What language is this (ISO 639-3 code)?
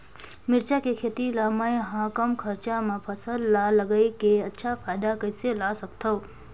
hne